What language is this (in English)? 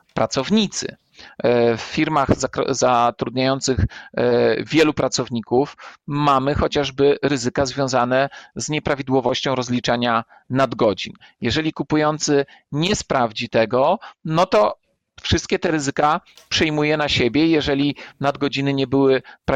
Polish